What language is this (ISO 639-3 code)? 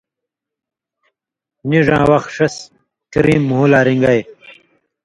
mvy